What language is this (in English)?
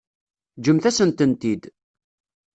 Kabyle